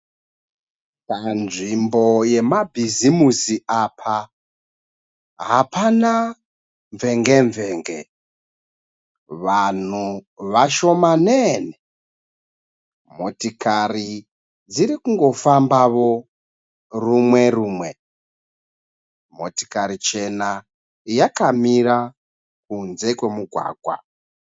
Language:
Shona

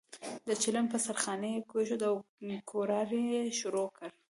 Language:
Pashto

